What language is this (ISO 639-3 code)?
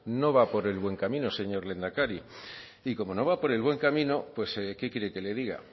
spa